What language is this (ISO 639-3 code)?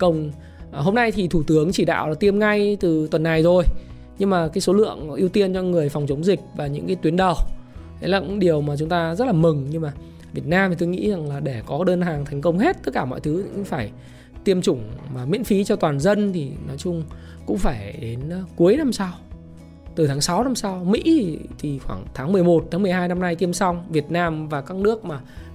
vie